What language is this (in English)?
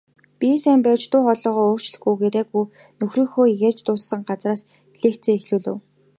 Mongolian